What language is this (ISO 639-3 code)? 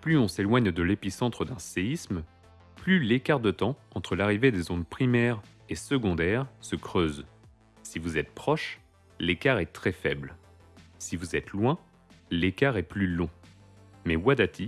fra